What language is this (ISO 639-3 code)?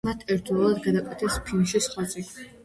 kat